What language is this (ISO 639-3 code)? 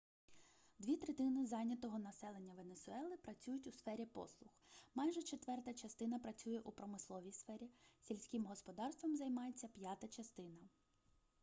ukr